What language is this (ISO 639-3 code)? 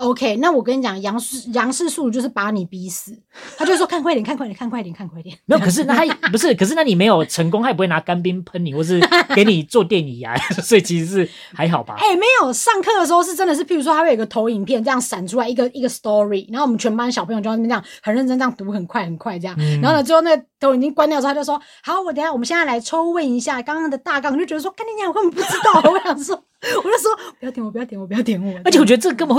zho